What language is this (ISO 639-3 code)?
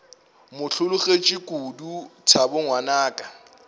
nso